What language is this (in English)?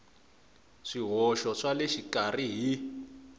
Tsonga